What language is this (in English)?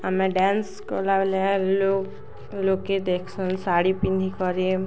Odia